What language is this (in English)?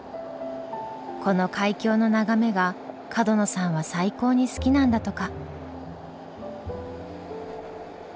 Japanese